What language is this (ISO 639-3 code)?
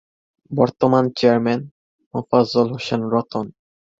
ben